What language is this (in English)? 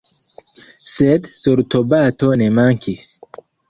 Esperanto